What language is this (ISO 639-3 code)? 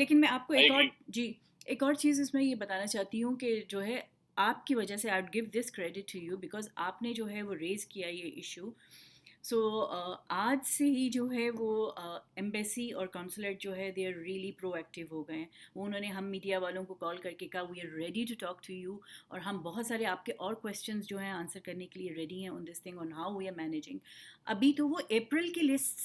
urd